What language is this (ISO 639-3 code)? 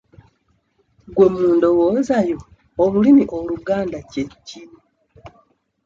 lug